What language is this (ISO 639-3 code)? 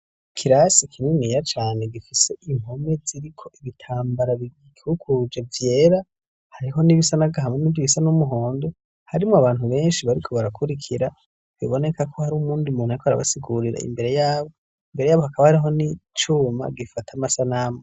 run